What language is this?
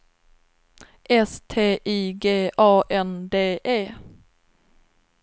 Swedish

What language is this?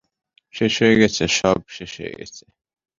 Bangla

